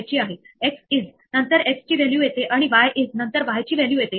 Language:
Marathi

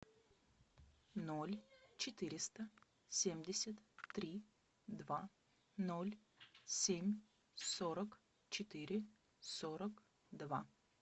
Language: Russian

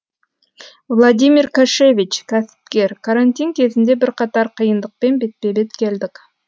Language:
Kazakh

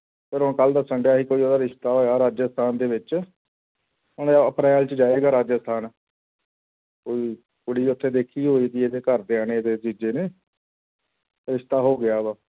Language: Punjabi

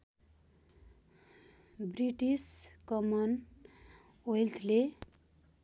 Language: Nepali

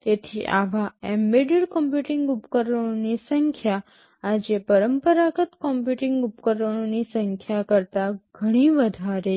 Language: Gujarati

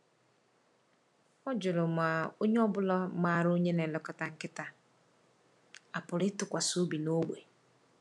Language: Igbo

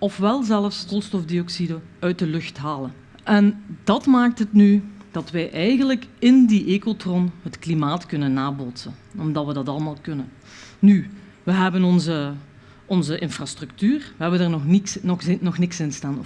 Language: Dutch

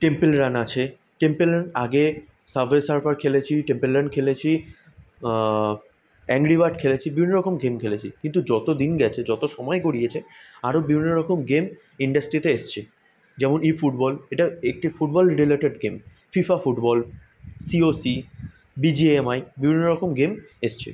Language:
Bangla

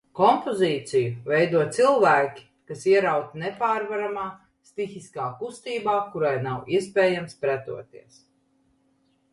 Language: Latvian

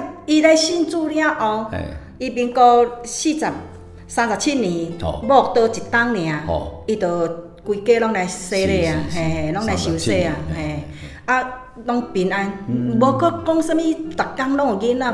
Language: Chinese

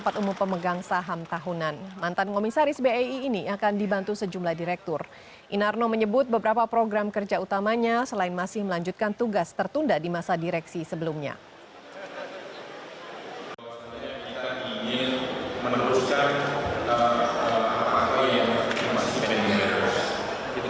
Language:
Indonesian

